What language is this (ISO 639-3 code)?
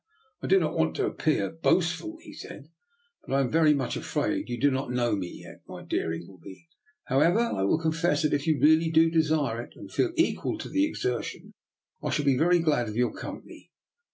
eng